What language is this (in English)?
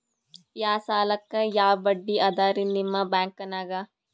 Kannada